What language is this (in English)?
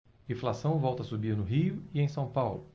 Portuguese